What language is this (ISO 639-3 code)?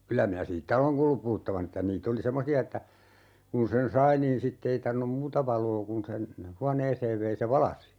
fin